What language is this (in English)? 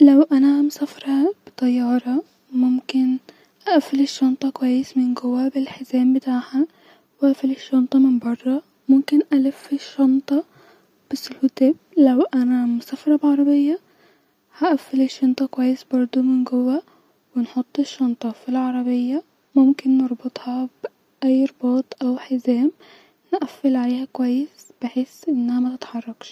Egyptian Arabic